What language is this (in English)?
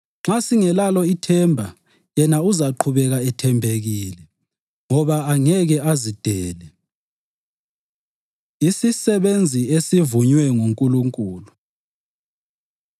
North Ndebele